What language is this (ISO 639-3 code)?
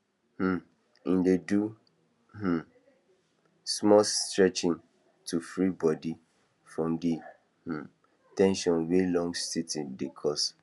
pcm